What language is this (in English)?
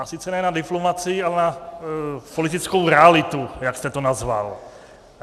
Czech